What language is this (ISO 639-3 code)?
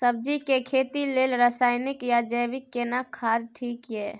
mai